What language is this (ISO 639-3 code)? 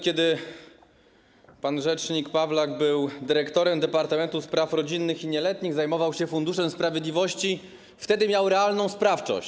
pol